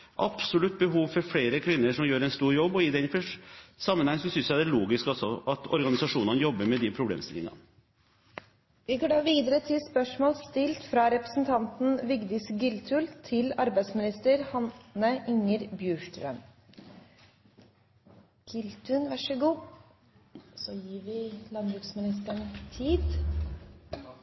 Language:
Norwegian Bokmål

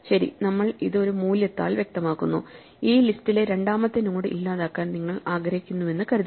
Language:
Malayalam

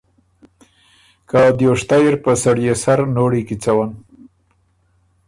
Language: Ormuri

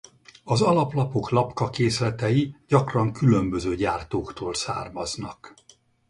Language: Hungarian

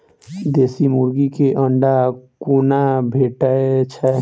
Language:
Maithili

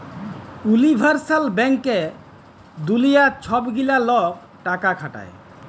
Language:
Bangla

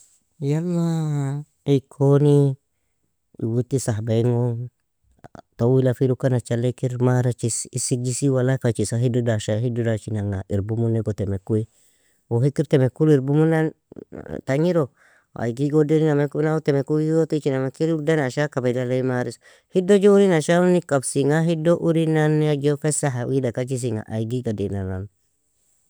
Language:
Nobiin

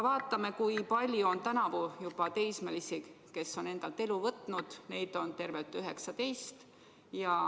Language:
Estonian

